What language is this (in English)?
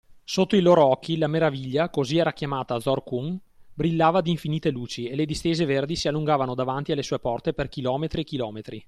Italian